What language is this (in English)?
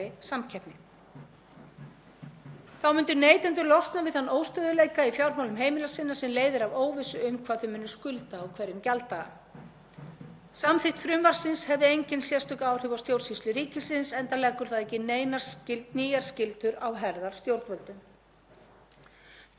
Icelandic